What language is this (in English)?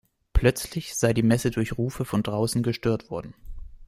German